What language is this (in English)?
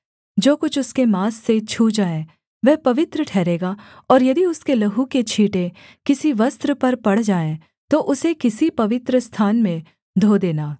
Hindi